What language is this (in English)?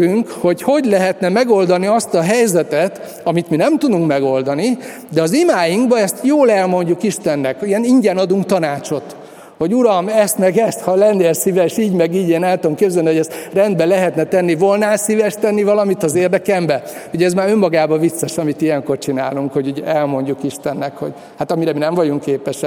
Hungarian